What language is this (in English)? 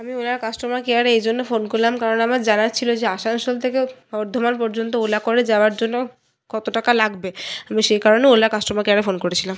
Bangla